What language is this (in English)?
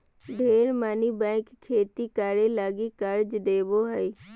Magahi